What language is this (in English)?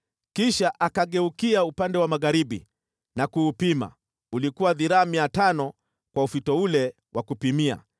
Swahili